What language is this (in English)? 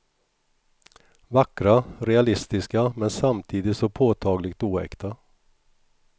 Swedish